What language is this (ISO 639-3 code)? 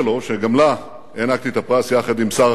heb